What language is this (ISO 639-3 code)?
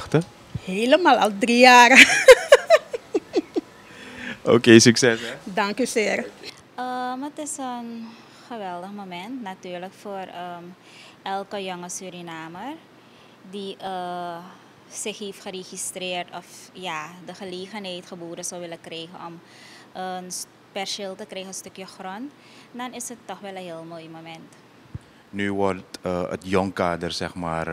nld